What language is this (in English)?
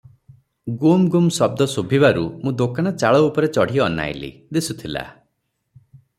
Odia